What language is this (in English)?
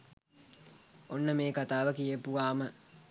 Sinhala